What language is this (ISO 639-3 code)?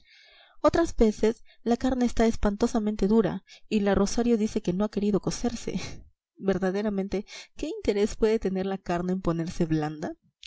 spa